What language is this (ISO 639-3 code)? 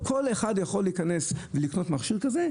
heb